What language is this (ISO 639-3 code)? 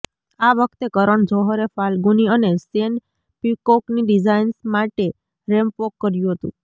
guj